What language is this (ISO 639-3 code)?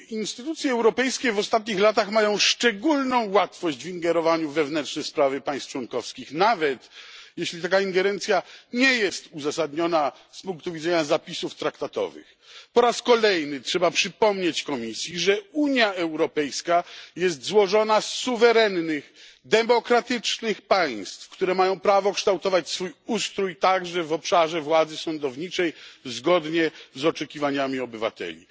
pol